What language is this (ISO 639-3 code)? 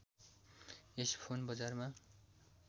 nep